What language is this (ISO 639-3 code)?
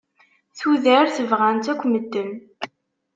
kab